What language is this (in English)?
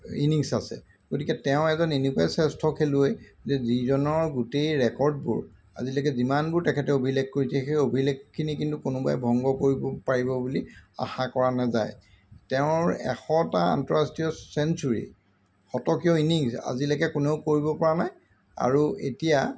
Assamese